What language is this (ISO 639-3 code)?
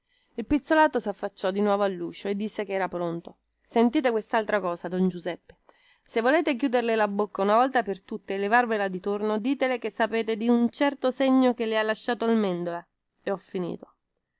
ita